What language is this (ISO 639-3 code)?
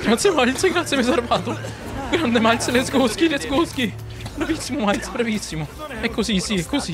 ita